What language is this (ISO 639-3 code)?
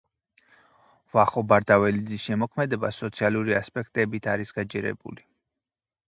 kat